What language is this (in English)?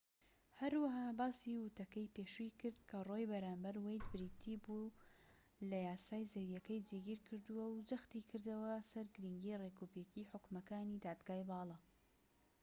Central Kurdish